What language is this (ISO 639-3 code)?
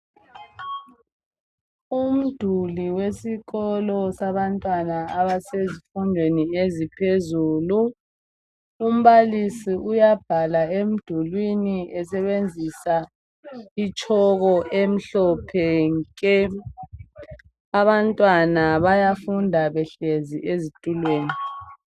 nde